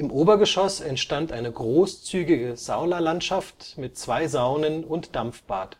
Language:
German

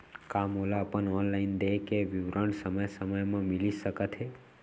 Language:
Chhattisgarhi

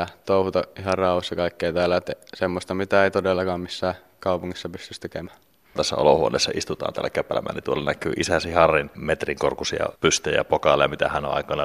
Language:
Finnish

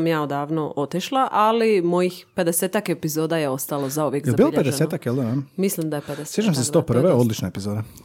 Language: Croatian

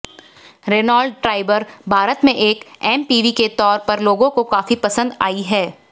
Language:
Hindi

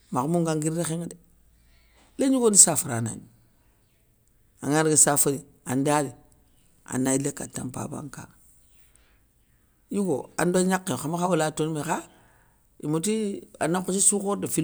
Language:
Soninke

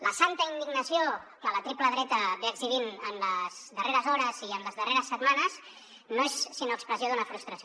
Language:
Catalan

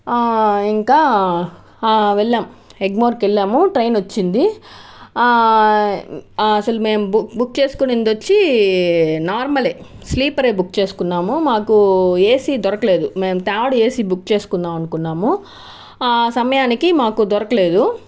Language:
Telugu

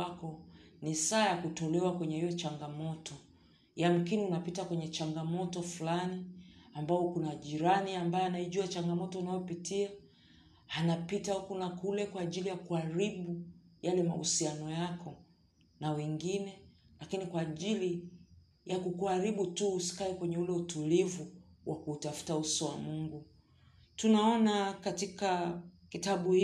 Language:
Swahili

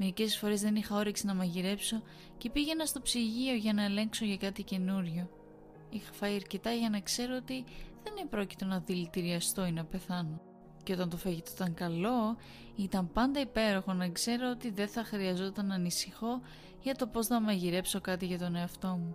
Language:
Greek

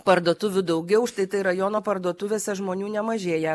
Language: Lithuanian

